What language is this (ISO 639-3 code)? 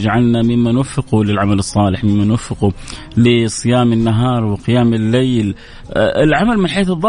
ara